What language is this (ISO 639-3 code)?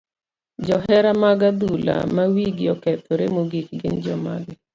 luo